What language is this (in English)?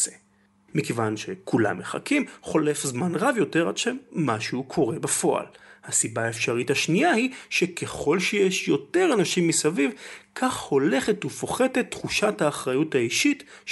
Hebrew